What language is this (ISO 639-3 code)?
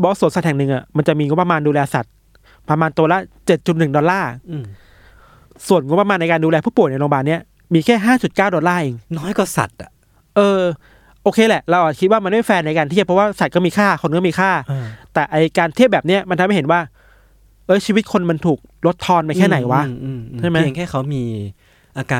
tha